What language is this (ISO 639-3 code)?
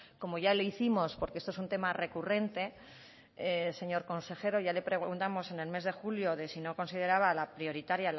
spa